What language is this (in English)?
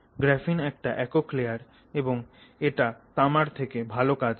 Bangla